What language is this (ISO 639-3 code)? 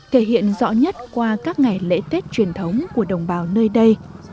vie